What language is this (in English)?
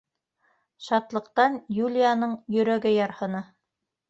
Bashkir